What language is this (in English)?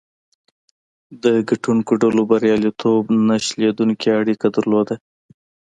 Pashto